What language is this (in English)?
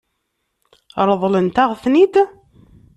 Kabyle